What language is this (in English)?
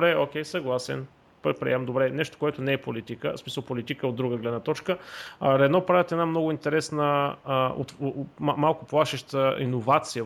Bulgarian